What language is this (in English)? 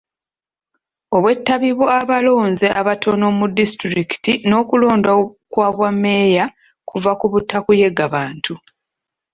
Ganda